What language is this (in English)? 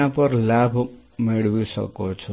Gujarati